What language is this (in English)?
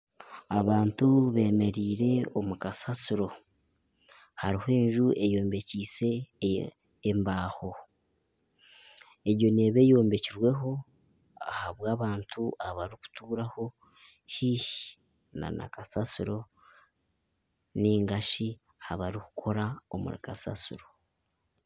Nyankole